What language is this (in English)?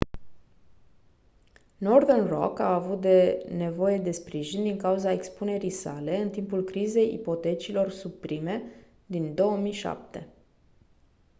Romanian